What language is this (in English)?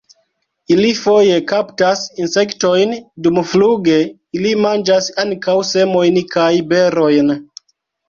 Esperanto